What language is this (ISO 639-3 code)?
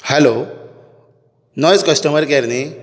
kok